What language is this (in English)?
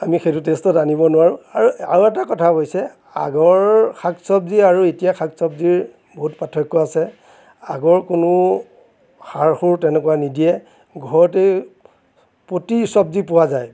Assamese